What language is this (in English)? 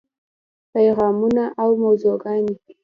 Pashto